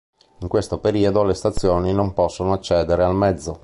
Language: Italian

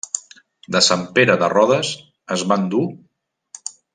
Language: Catalan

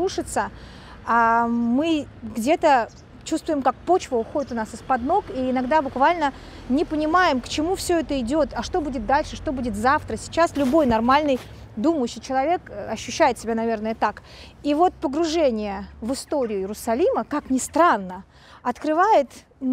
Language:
Russian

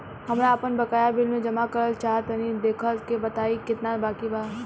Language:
Bhojpuri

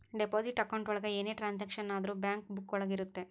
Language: Kannada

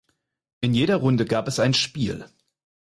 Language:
German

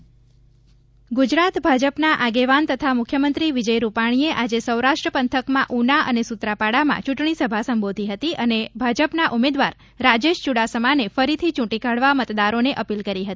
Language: Gujarati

